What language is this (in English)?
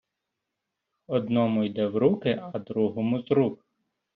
Ukrainian